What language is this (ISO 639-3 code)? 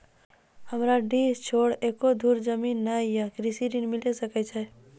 mai